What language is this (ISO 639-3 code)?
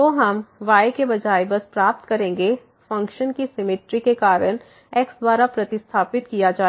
hin